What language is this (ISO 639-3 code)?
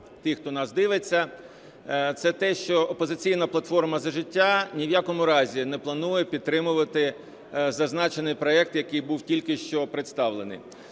ukr